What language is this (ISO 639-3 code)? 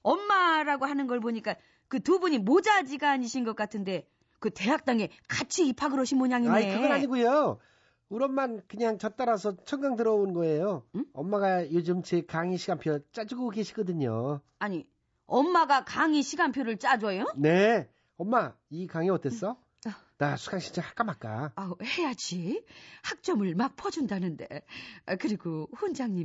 kor